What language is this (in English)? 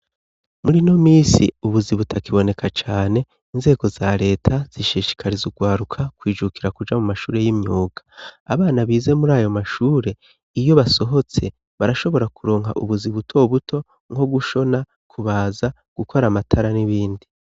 Rundi